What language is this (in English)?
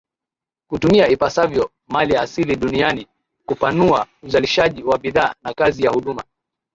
Swahili